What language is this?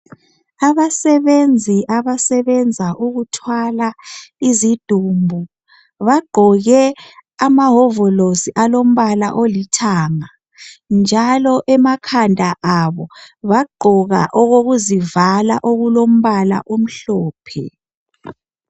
North Ndebele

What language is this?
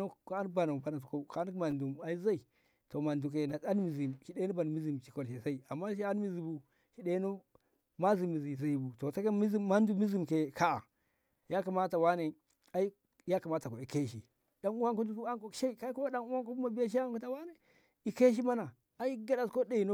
Ngamo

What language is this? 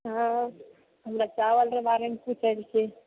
Maithili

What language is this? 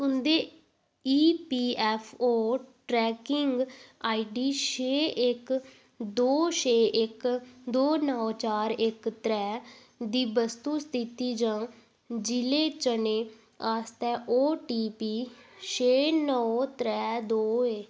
Dogri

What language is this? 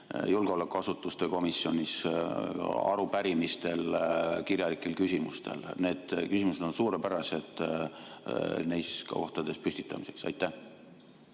Estonian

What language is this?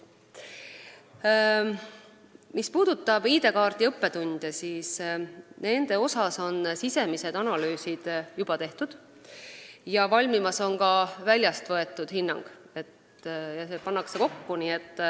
Estonian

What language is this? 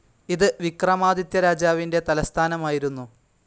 Malayalam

